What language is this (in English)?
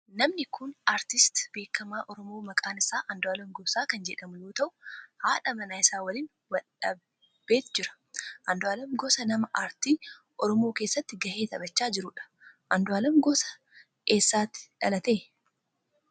Oromo